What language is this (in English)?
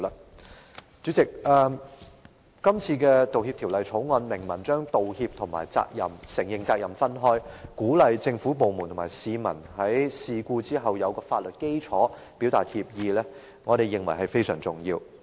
Cantonese